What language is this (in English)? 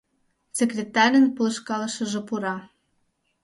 Mari